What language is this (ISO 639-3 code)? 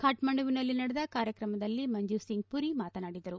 kan